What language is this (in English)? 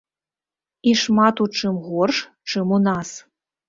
Belarusian